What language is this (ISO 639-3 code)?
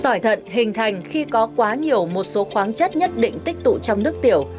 vie